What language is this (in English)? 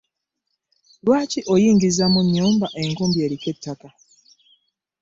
Ganda